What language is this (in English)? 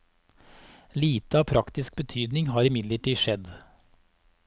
Norwegian